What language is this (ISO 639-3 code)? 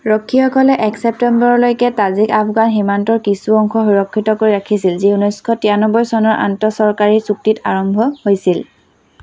asm